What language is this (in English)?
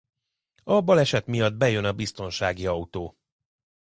Hungarian